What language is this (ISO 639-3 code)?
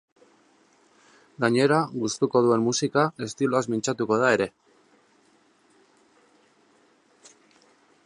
eus